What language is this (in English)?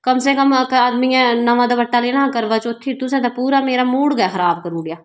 Dogri